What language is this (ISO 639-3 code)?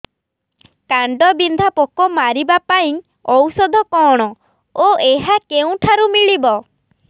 ori